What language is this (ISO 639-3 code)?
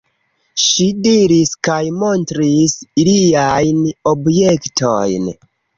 epo